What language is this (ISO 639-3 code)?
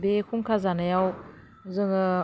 brx